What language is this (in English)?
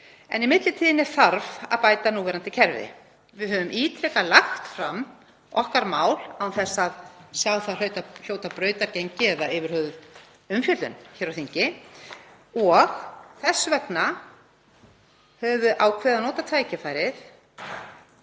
Icelandic